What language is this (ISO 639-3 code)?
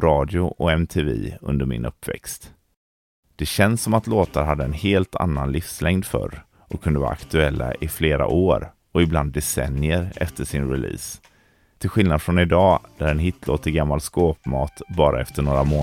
swe